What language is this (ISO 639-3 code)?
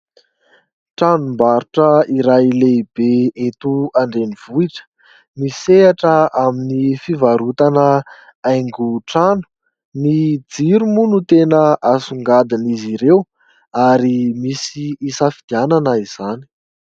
mlg